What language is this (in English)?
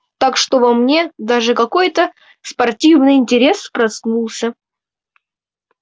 Russian